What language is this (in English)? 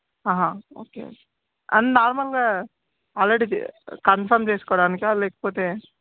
Telugu